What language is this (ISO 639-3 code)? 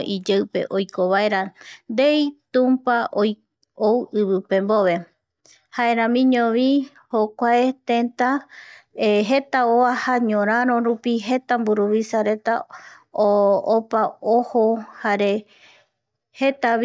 gui